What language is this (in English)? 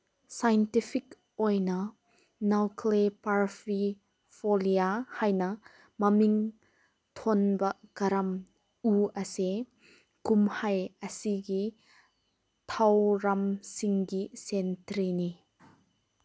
Manipuri